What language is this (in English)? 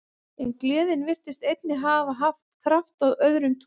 Icelandic